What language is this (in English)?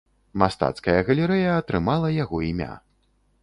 Belarusian